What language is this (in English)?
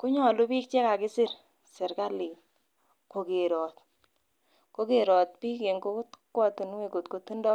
Kalenjin